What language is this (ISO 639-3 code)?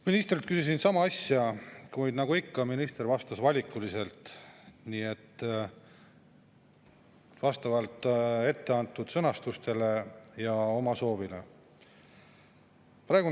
est